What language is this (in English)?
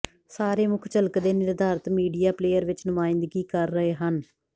Punjabi